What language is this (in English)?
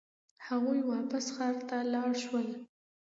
Pashto